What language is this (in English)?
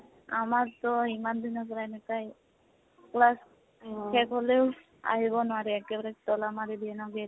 Assamese